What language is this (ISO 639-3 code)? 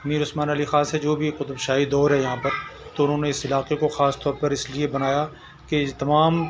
urd